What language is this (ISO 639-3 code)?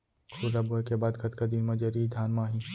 hne